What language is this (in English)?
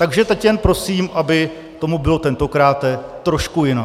Czech